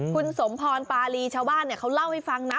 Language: Thai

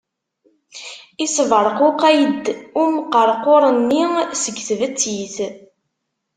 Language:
Kabyle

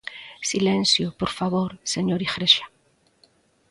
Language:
Galician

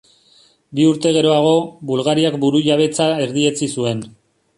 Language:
Basque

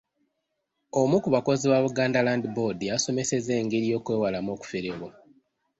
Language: Ganda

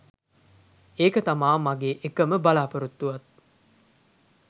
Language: Sinhala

